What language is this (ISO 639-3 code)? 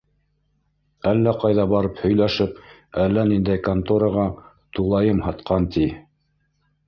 bak